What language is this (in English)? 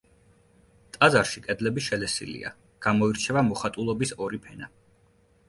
Georgian